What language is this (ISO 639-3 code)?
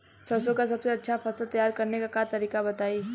bho